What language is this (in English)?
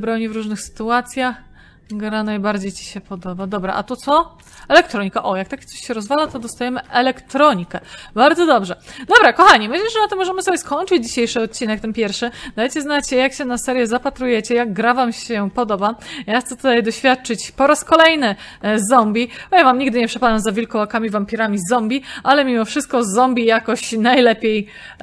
Polish